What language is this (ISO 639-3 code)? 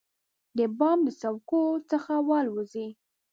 pus